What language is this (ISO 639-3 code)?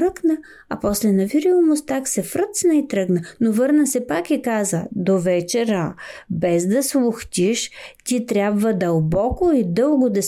bul